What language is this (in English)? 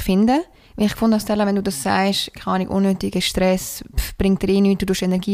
German